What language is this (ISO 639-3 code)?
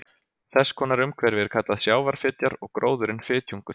isl